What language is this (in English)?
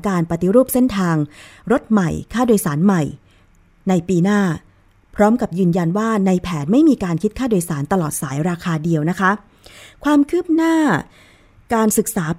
Thai